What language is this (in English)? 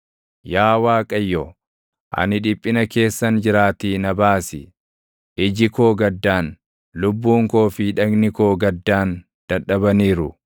Oromo